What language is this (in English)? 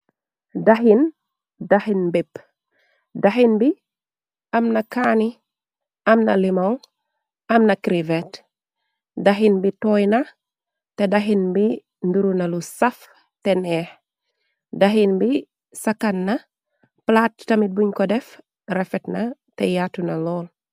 Wolof